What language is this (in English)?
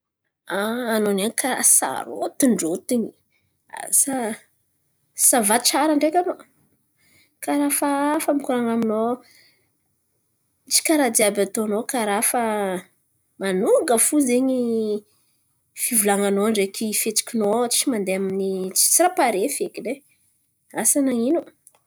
Antankarana Malagasy